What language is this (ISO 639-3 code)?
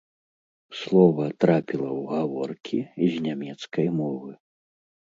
bel